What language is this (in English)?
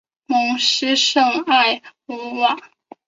Chinese